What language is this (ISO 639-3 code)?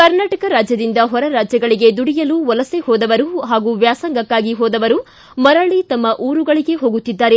kan